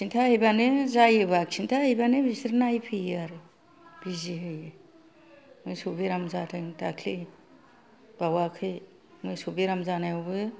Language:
Bodo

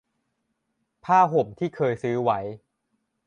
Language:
Thai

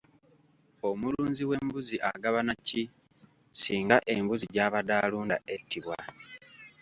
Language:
Ganda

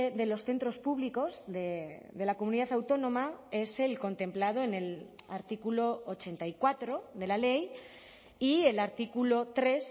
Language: Spanish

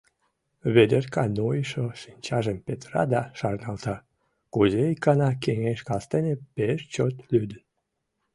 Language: Mari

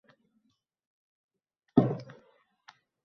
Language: Uzbek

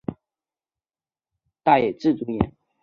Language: Chinese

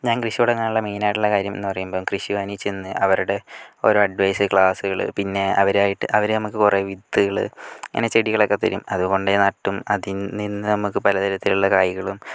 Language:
Malayalam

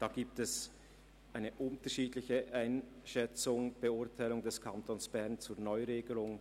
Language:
Swiss German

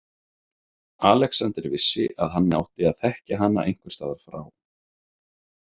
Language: Icelandic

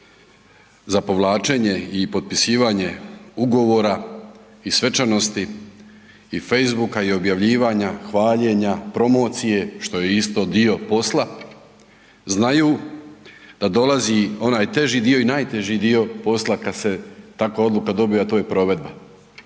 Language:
Croatian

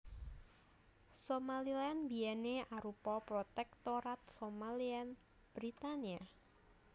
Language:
Javanese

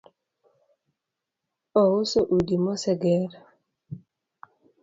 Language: Luo (Kenya and Tanzania)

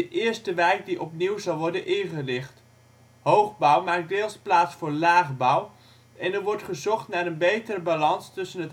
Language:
Dutch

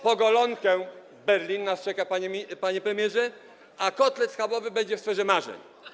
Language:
Polish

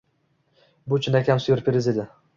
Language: Uzbek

